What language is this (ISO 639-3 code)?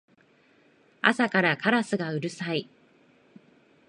jpn